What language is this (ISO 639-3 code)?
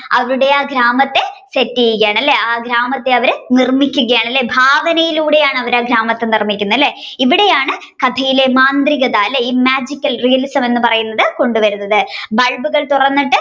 mal